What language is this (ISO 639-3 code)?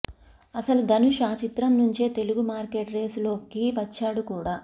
tel